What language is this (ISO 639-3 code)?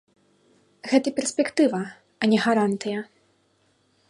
bel